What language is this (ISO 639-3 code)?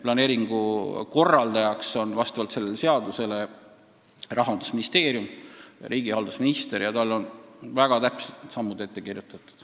est